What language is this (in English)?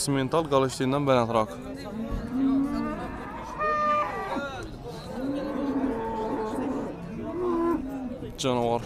Turkish